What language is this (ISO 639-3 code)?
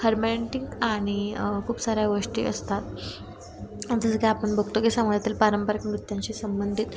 mar